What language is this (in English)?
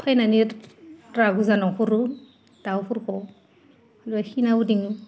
Bodo